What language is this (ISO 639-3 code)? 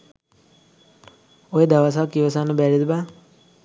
sin